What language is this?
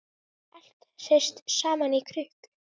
Icelandic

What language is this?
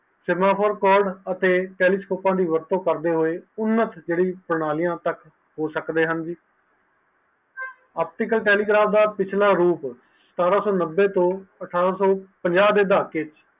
Punjabi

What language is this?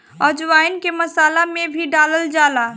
Bhojpuri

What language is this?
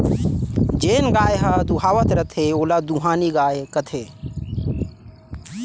Chhattisgarhi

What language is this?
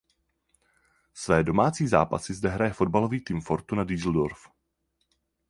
Czech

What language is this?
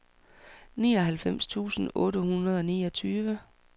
Danish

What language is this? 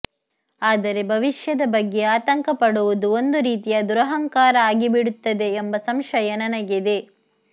Kannada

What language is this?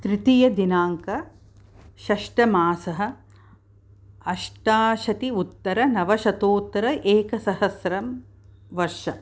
Sanskrit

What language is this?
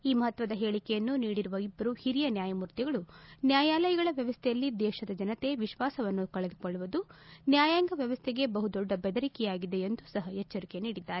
Kannada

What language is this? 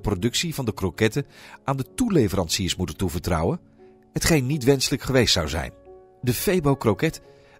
Dutch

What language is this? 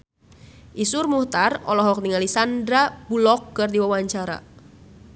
Sundanese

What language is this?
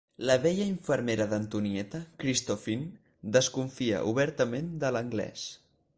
Catalan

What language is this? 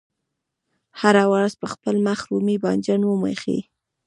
Pashto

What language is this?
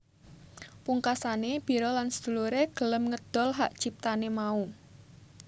Javanese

